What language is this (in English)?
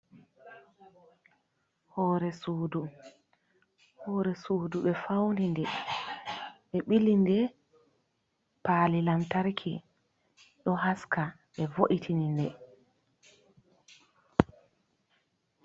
Fula